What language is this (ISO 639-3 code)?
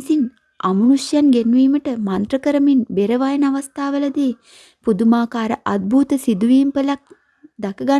sin